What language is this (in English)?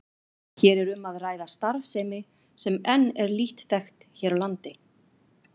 Icelandic